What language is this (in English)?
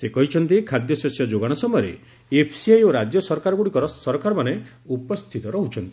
Odia